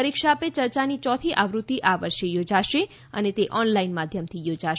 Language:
Gujarati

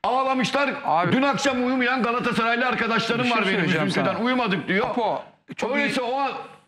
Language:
Turkish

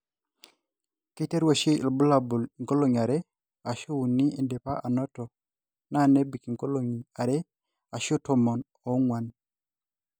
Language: Masai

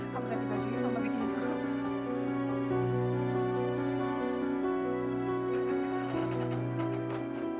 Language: Indonesian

